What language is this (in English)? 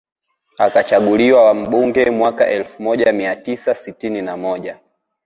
Swahili